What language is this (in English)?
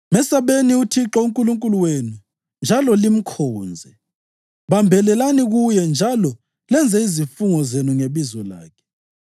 North Ndebele